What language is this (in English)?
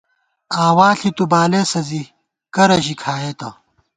Gawar-Bati